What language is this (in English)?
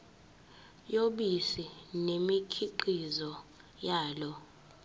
Zulu